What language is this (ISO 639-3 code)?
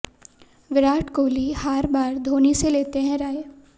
hin